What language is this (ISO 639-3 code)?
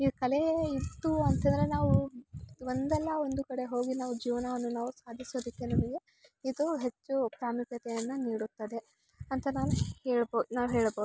kan